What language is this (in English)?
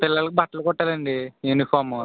Telugu